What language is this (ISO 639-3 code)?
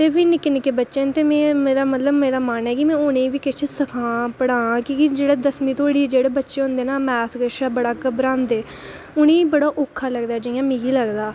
doi